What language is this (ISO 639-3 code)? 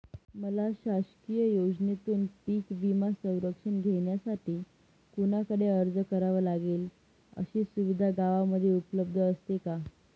mar